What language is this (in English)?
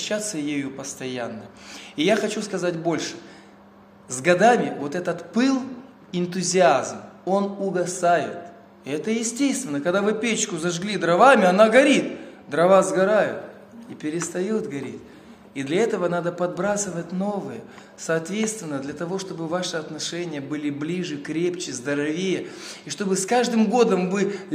Russian